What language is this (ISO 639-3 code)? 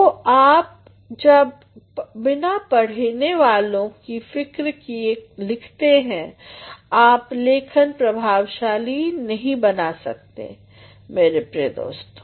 hin